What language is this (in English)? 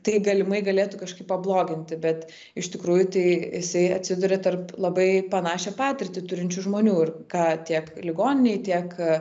Lithuanian